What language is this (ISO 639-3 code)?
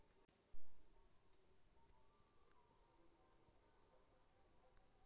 mai